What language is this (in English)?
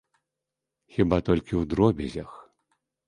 Belarusian